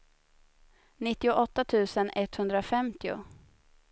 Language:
Swedish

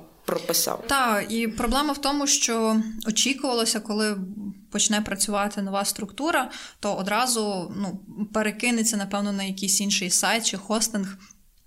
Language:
Ukrainian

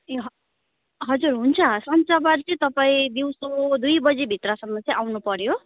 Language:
Nepali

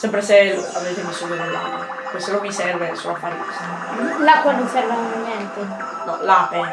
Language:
Italian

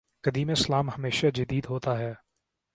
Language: Urdu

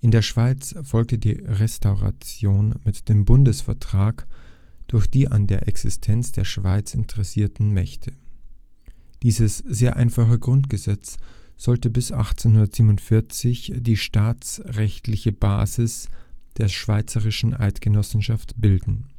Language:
German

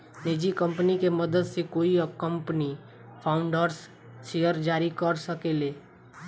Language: Bhojpuri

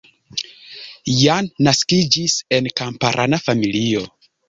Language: Esperanto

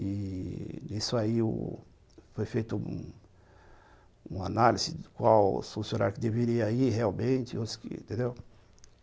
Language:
Portuguese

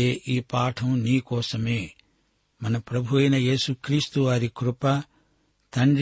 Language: Telugu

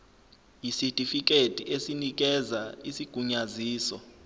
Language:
Zulu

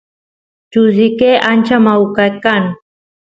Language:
Santiago del Estero Quichua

